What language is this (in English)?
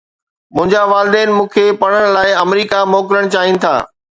Sindhi